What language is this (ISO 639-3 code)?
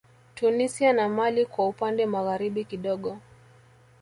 swa